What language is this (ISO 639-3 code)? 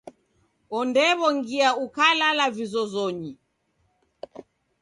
dav